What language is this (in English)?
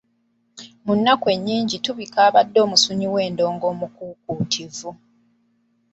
Ganda